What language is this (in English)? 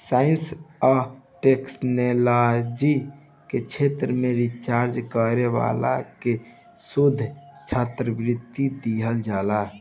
Bhojpuri